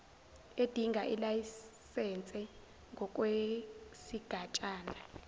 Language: Zulu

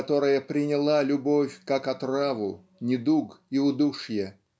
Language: Russian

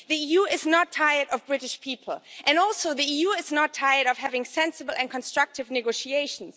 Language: English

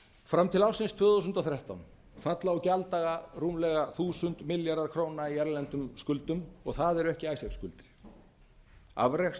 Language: Icelandic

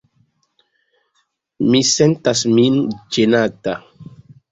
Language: Esperanto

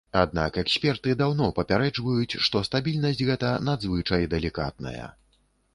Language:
Belarusian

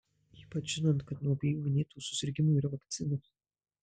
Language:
Lithuanian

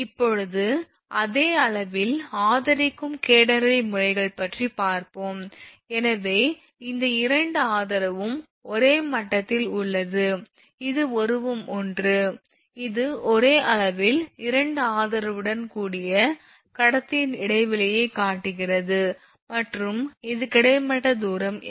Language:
Tamil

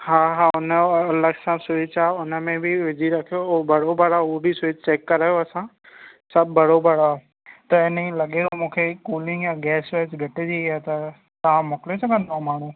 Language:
Sindhi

